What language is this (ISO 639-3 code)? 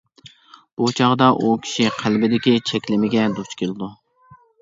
uig